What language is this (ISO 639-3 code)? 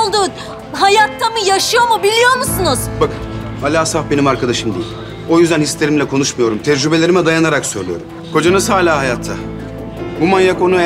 tur